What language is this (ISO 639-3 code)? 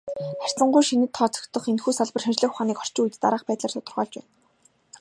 mon